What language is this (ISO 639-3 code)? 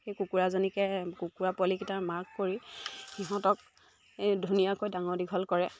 asm